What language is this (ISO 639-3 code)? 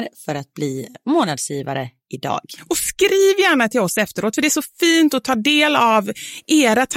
swe